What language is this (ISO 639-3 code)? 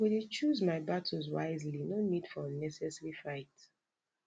pcm